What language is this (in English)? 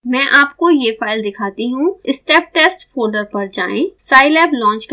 Hindi